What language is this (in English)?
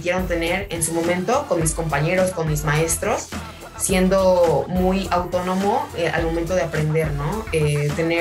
Spanish